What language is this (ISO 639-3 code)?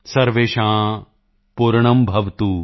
pan